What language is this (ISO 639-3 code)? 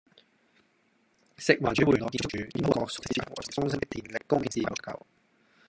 yue